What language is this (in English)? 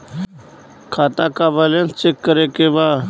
Bhojpuri